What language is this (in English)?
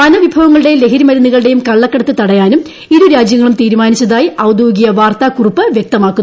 Malayalam